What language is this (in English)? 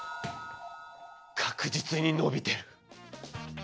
Japanese